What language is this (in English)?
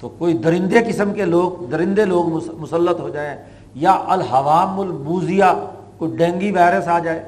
Urdu